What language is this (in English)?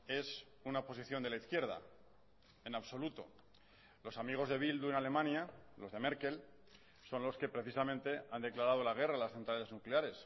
Spanish